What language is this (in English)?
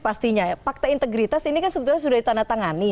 Indonesian